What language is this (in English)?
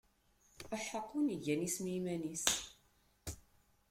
Kabyle